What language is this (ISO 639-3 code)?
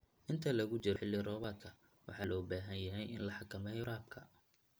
som